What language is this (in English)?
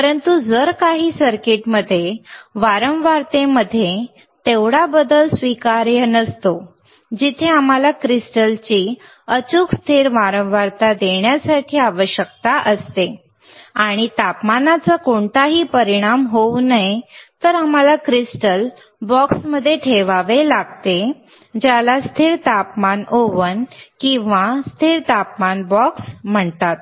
Marathi